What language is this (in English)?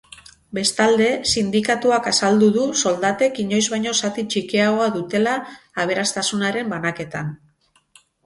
Basque